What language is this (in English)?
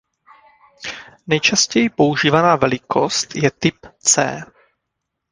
Czech